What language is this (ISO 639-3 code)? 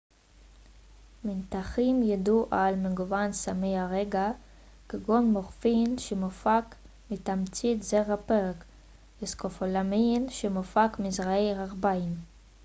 heb